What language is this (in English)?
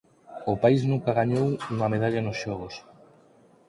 Galician